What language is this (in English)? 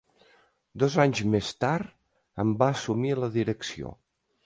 Catalan